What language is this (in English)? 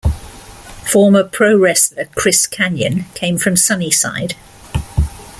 English